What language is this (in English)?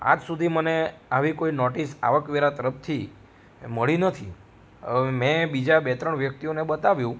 Gujarati